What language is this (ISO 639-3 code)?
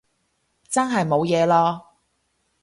yue